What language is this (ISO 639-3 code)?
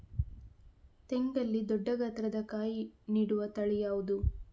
kan